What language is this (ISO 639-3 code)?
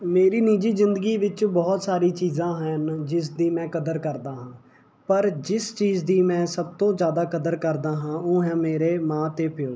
pan